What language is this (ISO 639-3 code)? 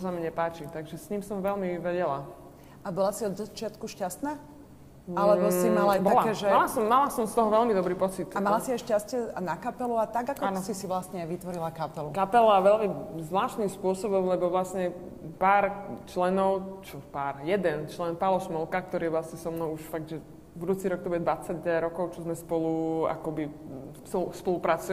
slk